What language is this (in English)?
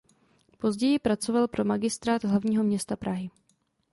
Czech